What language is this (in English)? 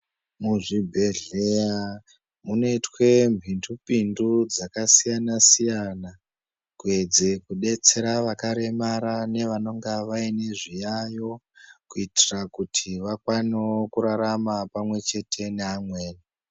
Ndau